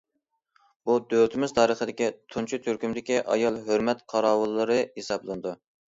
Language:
Uyghur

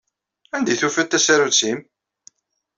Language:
Kabyle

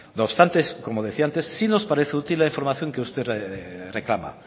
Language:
Spanish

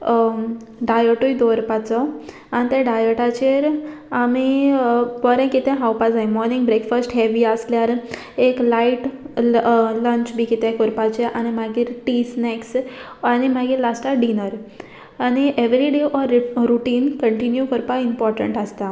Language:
Konkani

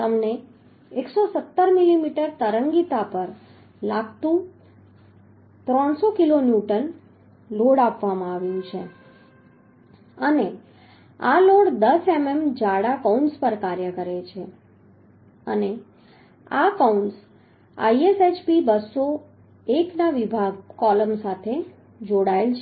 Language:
Gujarati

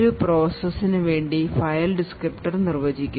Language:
Malayalam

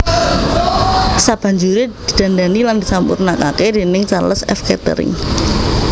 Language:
Javanese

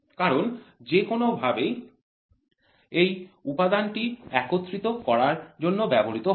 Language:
Bangla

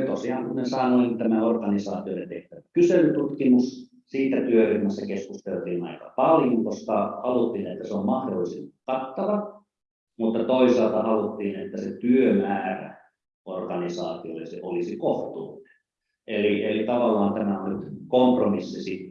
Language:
Finnish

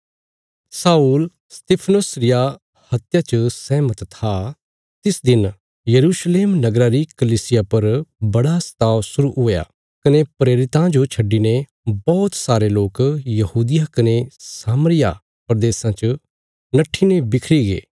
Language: Bilaspuri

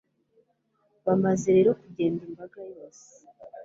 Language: Kinyarwanda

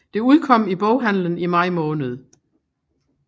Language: Danish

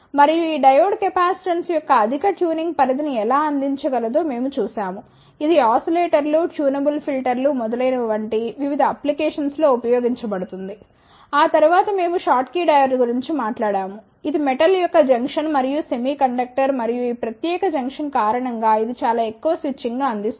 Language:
Telugu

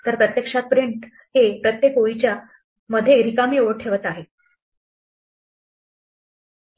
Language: Marathi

